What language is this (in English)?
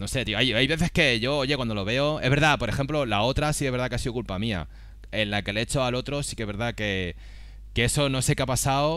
Spanish